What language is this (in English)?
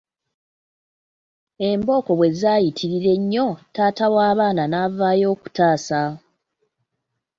Ganda